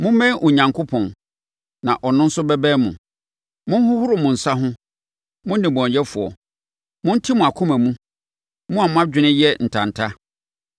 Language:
Akan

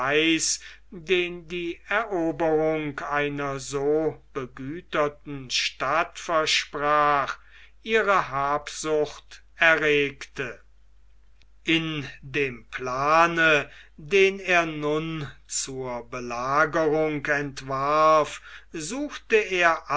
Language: German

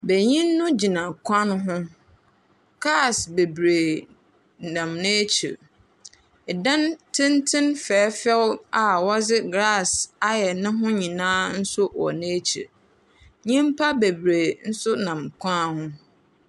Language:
Akan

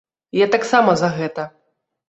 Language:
Belarusian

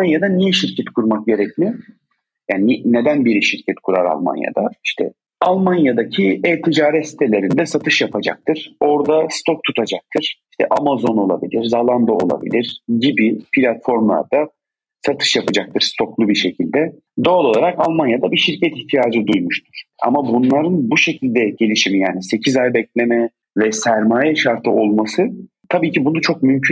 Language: Turkish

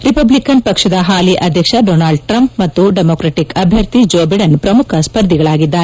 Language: Kannada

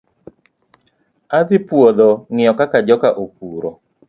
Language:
Luo (Kenya and Tanzania)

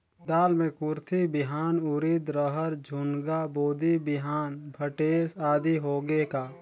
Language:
Chhattisgarhi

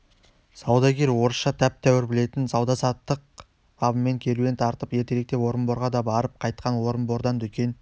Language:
Kazakh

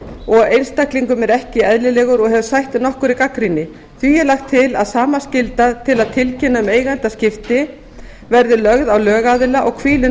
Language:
Icelandic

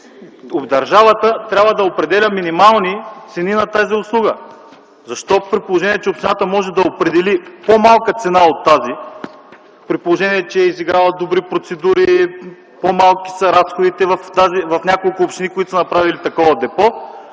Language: Bulgarian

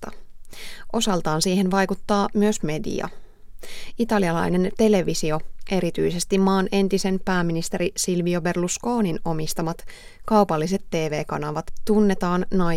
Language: Finnish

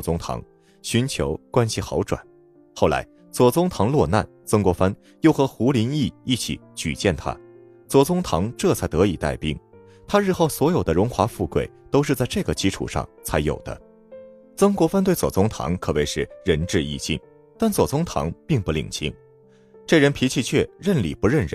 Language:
Chinese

